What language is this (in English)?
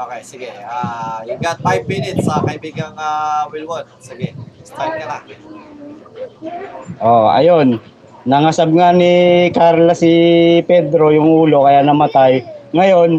Filipino